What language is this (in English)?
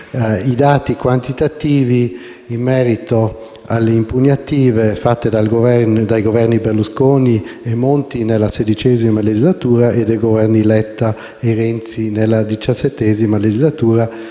Italian